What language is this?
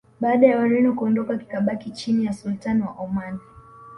Swahili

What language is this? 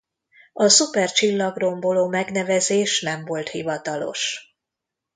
Hungarian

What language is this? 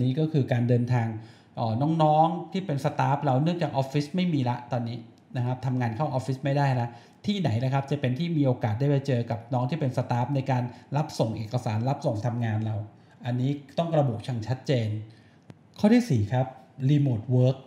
Thai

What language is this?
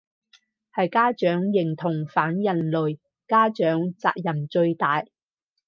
Cantonese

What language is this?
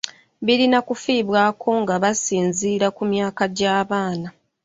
Ganda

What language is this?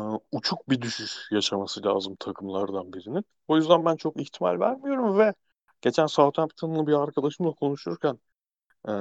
Turkish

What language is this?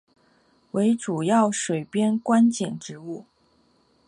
Chinese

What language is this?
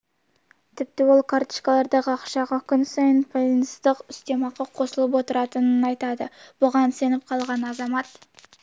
Kazakh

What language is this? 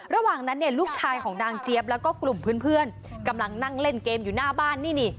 Thai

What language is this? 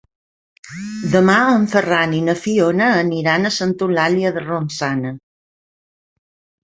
Catalan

